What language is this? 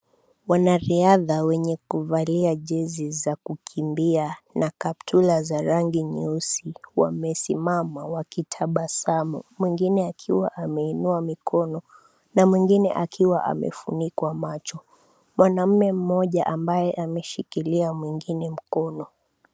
Swahili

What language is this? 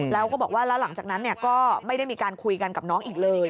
Thai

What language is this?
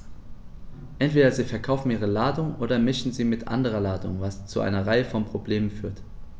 German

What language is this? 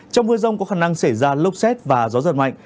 Vietnamese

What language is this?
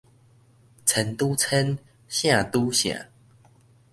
Min Nan Chinese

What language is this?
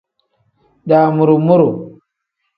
Tem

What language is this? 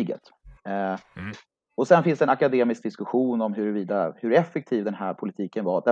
Swedish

